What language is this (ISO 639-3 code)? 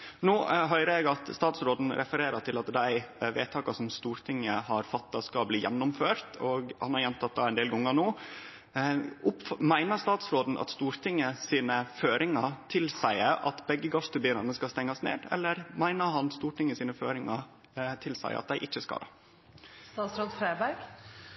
nno